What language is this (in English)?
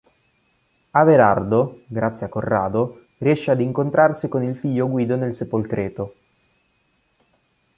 Italian